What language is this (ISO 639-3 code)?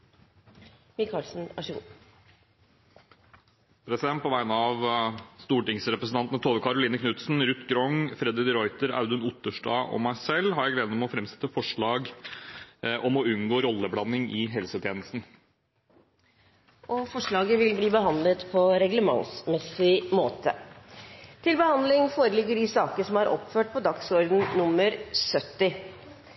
nor